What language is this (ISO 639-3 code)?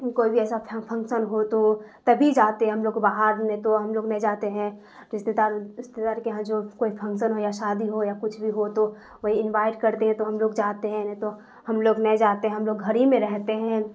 urd